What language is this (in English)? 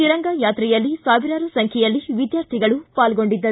Kannada